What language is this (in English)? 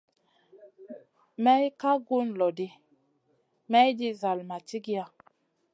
Masana